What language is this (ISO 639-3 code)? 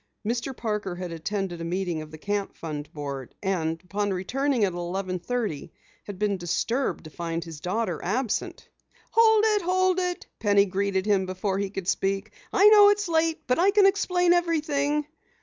eng